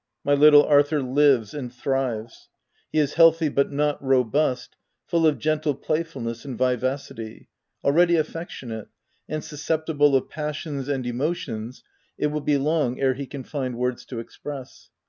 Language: English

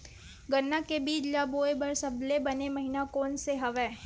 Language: Chhattisgarhi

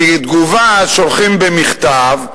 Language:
Hebrew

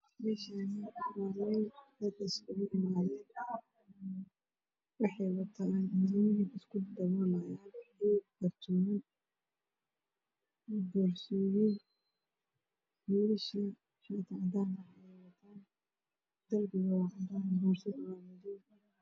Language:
Somali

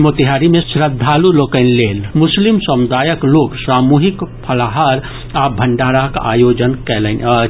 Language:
Maithili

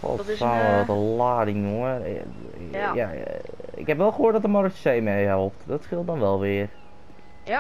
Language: Dutch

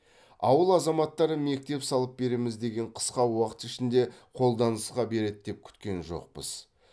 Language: Kazakh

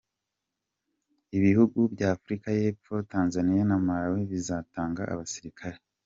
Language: Kinyarwanda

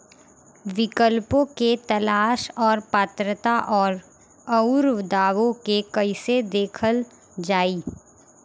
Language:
Bhojpuri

